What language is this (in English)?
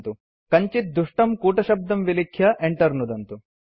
Sanskrit